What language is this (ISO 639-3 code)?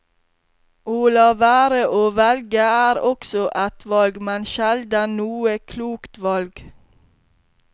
nor